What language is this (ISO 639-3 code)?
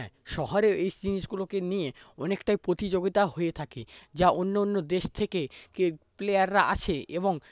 ben